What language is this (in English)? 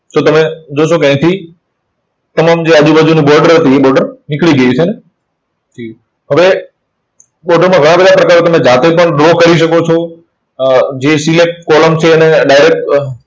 Gujarati